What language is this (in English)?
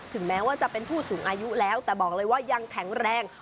Thai